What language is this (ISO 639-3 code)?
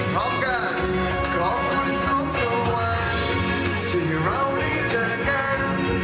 tha